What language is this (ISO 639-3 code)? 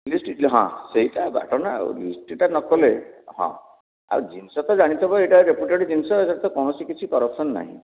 ori